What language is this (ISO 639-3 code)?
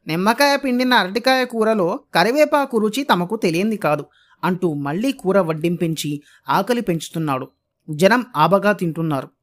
tel